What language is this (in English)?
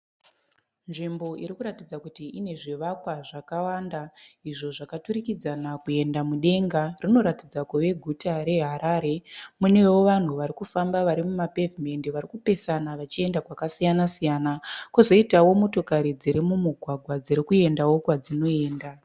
Shona